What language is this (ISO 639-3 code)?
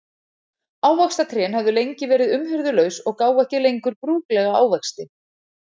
isl